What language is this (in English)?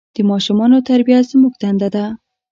Pashto